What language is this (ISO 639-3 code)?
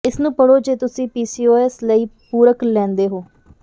pan